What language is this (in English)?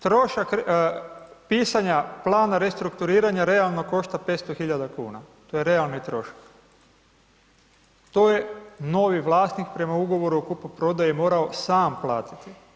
Croatian